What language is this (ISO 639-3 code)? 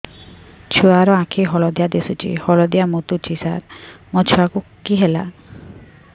ori